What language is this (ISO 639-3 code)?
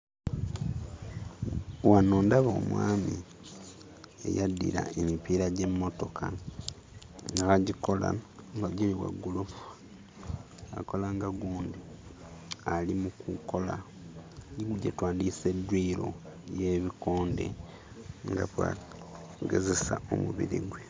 lug